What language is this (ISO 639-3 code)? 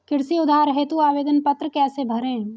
hin